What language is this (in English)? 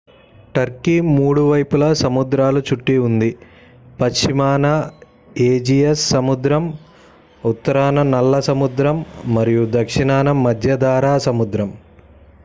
Telugu